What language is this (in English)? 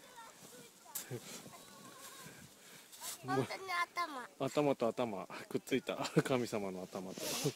Japanese